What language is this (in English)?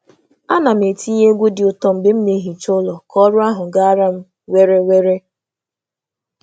Igbo